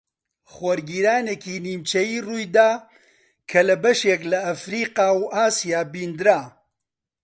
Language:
Central Kurdish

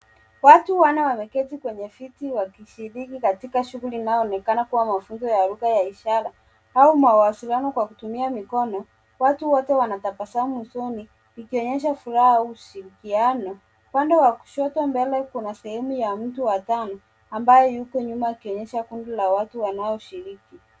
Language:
Swahili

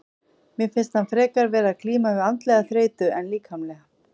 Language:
Icelandic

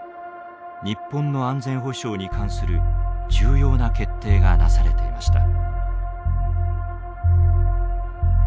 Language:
Japanese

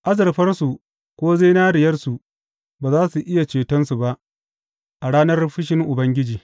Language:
Hausa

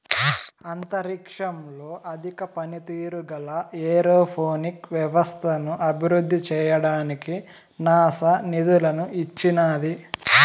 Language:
Telugu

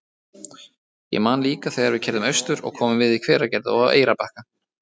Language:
Icelandic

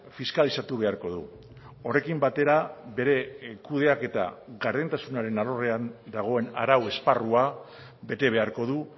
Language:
Basque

